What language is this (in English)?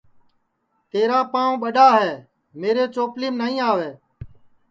Sansi